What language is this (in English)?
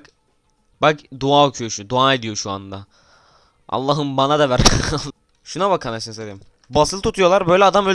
Turkish